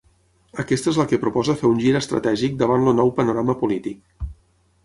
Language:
Catalan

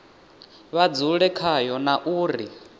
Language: Venda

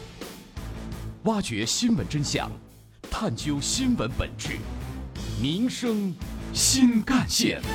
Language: Chinese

